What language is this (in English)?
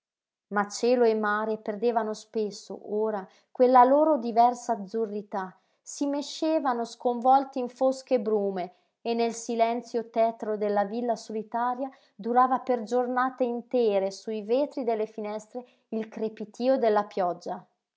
Italian